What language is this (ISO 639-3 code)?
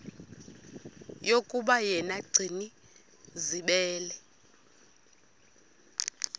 xho